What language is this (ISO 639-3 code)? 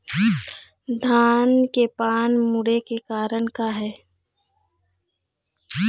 hne